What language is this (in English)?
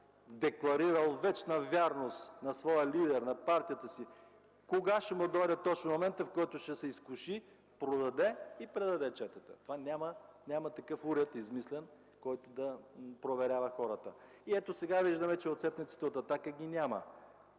Bulgarian